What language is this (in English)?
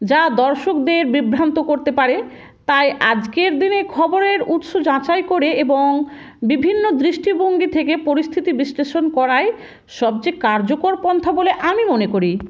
Bangla